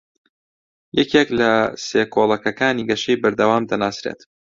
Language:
Central Kurdish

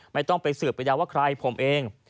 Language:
Thai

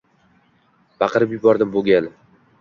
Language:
Uzbek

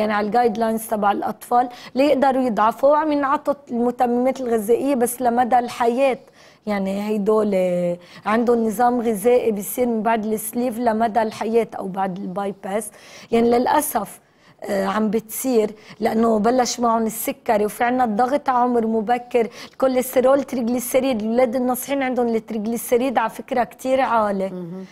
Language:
Arabic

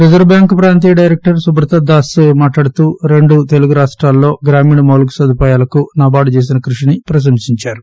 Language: Telugu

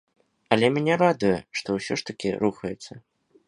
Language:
Belarusian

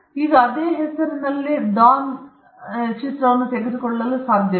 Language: Kannada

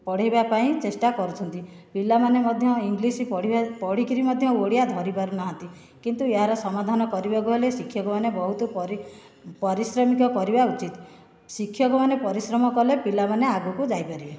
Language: Odia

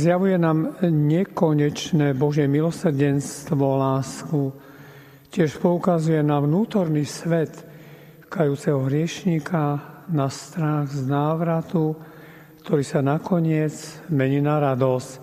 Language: Slovak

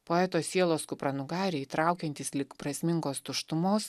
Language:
Lithuanian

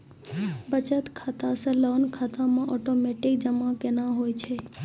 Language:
Maithili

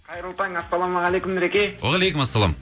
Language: Kazakh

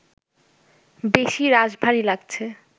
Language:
Bangla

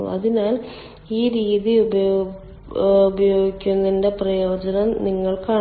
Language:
Malayalam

